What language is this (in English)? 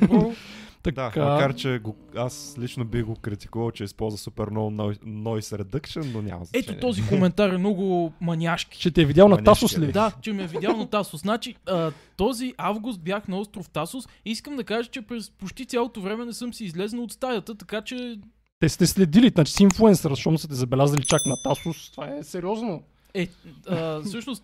Bulgarian